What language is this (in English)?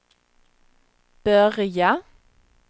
Swedish